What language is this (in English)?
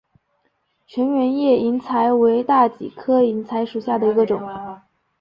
Chinese